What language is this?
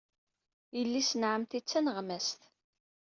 Kabyle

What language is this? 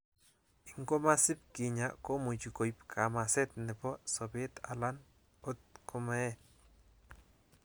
Kalenjin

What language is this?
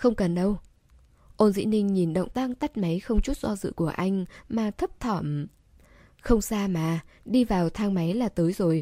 Vietnamese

